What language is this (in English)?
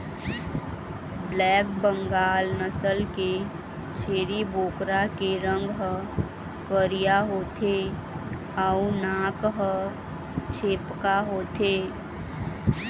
Chhattisgarhi